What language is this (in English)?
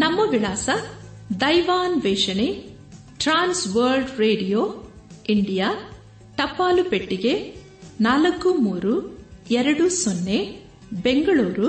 Kannada